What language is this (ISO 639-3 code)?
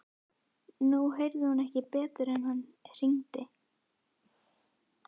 isl